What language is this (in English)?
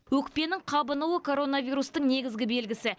Kazakh